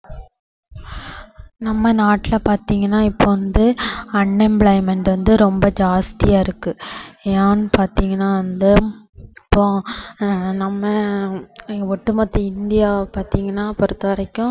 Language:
Tamil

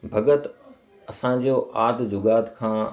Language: Sindhi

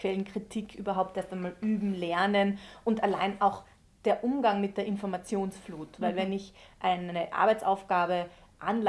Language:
German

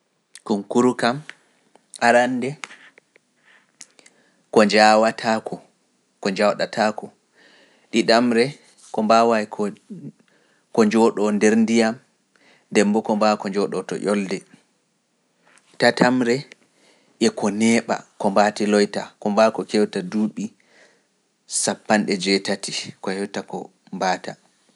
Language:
Pular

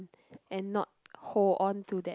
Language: English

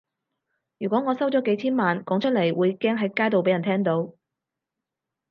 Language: Cantonese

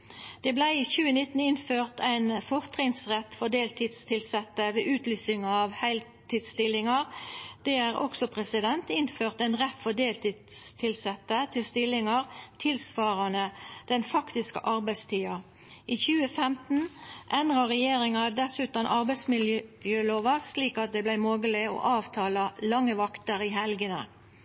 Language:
Norwegian Nynorsk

